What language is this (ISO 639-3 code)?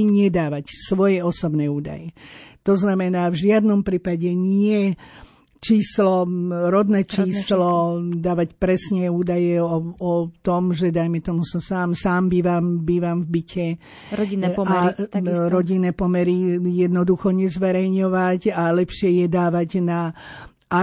slk